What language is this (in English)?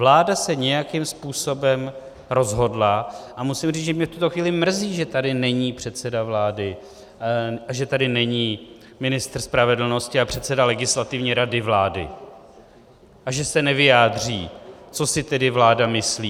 Czech